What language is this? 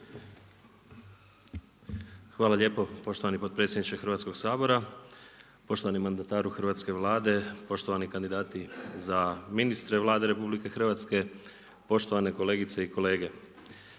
Croatian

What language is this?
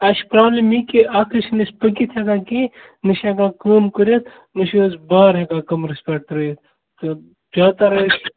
Kashmiri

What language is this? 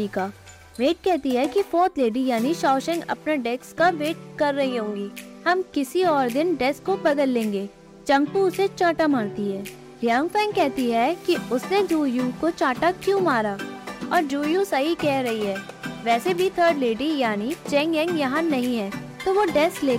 Hindi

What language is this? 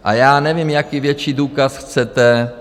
Czech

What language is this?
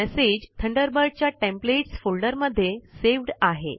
Marathi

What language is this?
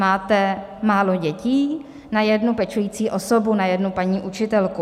Czech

